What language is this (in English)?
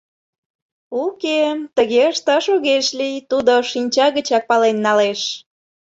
Mari